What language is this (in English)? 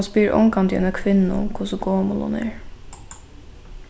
Faroese